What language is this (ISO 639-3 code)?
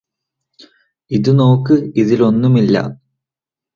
mal